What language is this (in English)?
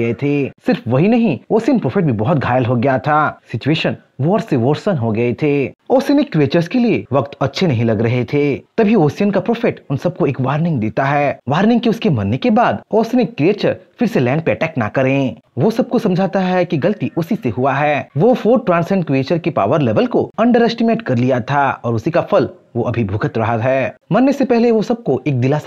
Hindi